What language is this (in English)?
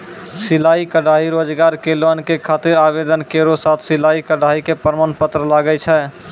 Maithili